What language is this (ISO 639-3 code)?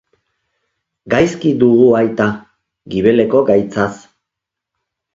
eus